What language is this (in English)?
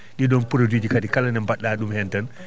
Fula